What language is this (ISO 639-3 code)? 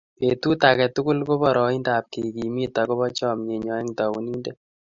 kln